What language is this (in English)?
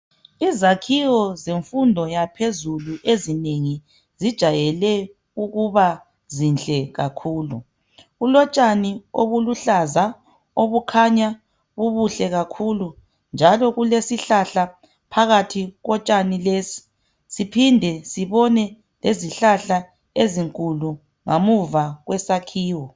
North Ndebele